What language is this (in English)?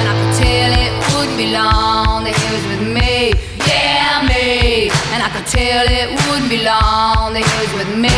Slovak